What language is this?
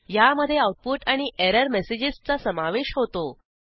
Marathi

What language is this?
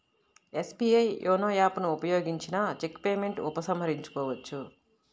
Telugu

